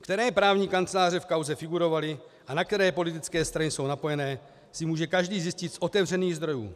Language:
Czech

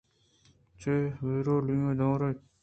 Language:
Eastern Balochi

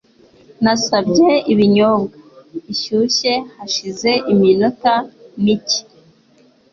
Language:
Kinyarwanda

